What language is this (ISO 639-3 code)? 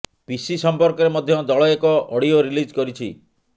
ori